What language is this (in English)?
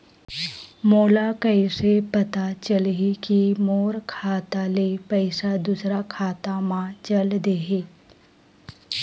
Chhattisgarhi